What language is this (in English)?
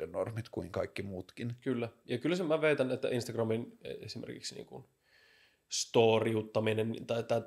Finnish